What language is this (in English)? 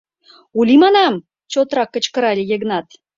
Mari